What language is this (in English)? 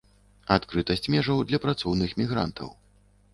Belarusian